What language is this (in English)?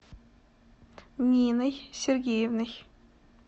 Russian